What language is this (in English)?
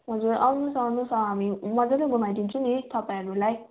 Nepali